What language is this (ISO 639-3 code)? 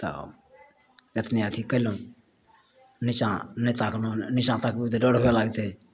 mai